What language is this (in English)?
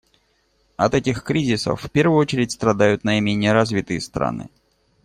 Russian